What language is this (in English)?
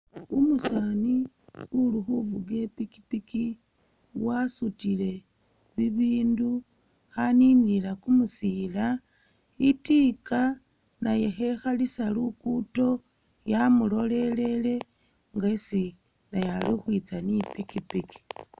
Masaaba